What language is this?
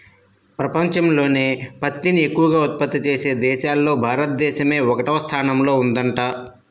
Telugu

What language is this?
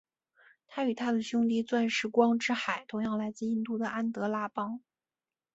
Chinese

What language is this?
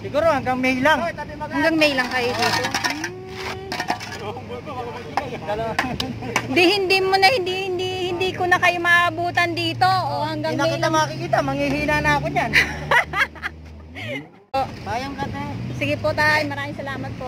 Filipino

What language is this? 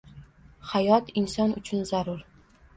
Uzbek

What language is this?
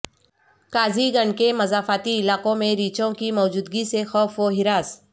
Urdu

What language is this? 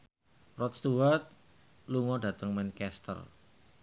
Javanese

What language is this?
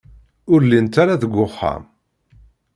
Kabyle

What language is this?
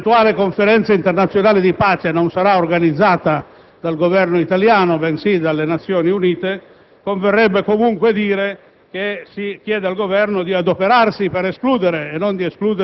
Italian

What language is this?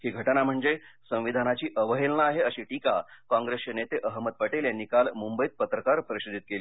Marathi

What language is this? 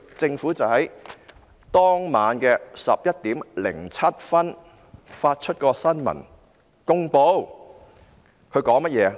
Cantonese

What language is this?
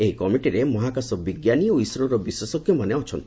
Odia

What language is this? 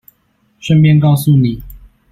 Chinese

